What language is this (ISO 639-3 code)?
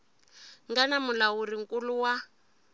tso